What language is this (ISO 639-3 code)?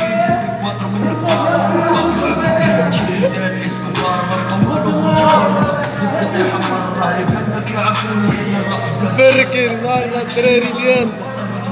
tur